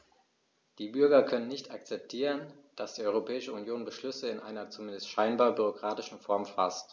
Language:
German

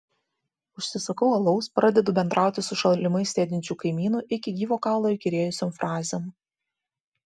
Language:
Lithuanian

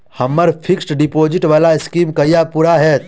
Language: Maithili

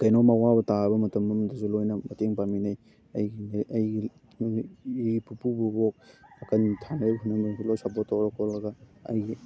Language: Manipuri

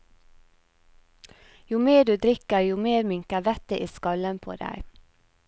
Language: Norwegian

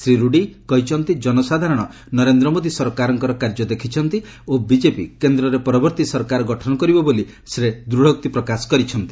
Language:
Odia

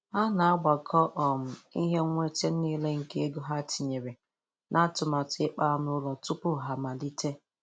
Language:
Igbo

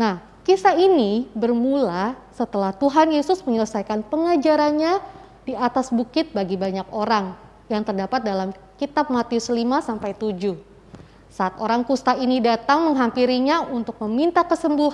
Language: Indonesian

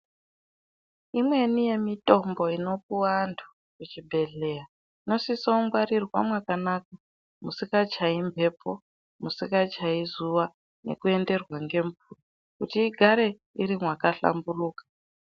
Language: Ndau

